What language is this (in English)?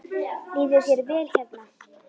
Icelandic